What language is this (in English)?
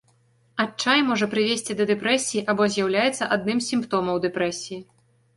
Belarusian